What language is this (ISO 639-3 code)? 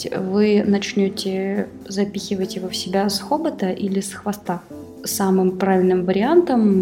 rus